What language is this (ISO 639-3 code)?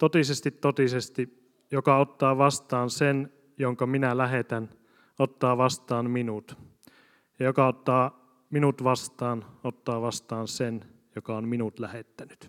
fin